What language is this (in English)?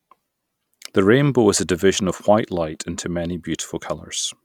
English